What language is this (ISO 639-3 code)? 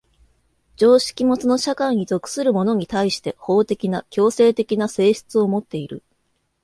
jpn